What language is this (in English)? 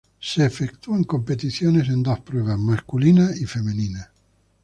Spanish